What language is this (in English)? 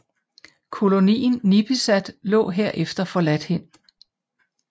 Danish